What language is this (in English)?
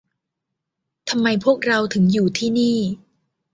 Thai